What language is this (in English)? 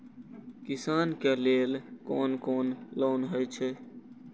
Maithili